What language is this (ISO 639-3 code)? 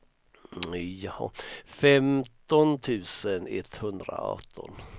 swe